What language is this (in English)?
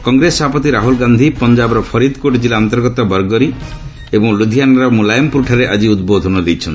Odia